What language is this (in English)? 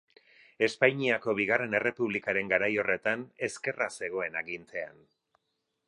Basque